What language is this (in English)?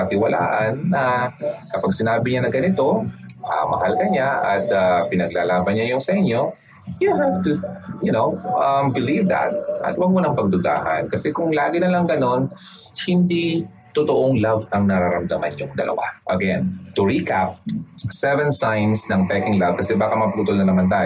Filipino